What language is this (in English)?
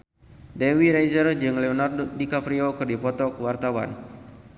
Sundanese